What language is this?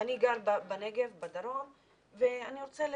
Hebrew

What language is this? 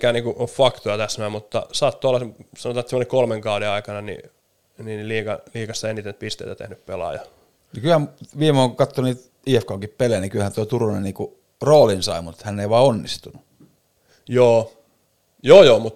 Finnish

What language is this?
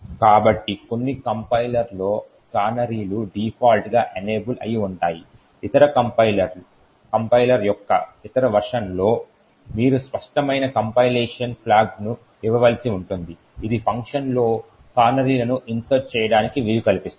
Telugu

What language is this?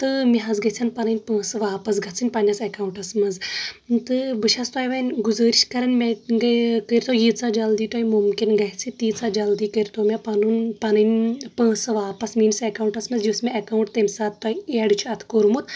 Kashmiri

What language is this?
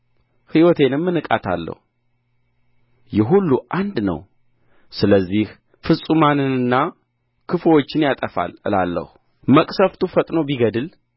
Amharic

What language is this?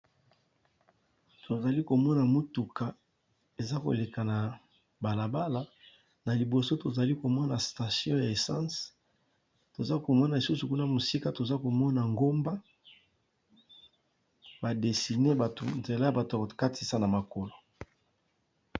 Lingala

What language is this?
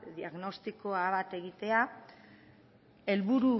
Basque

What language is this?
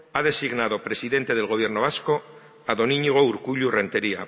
Spanish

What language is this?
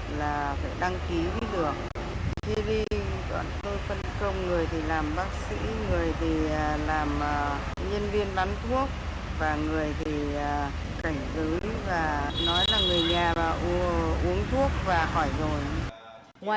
Vietnamese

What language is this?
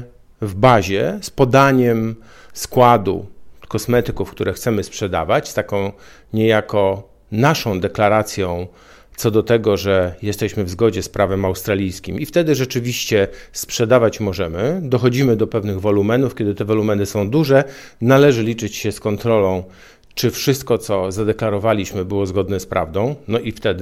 Polish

